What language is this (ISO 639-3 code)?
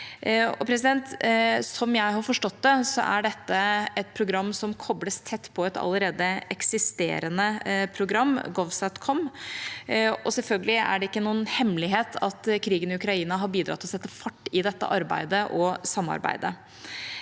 nor